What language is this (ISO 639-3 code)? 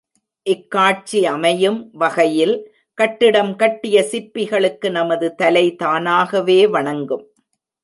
tam